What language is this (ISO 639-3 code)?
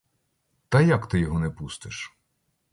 ukr